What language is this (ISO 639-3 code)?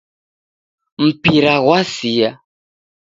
dav